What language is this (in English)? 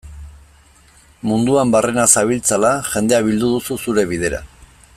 Basque